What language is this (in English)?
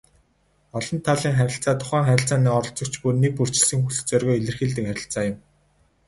Mongolian